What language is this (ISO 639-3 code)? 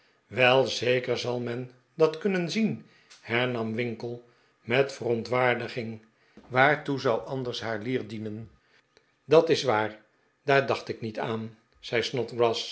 nld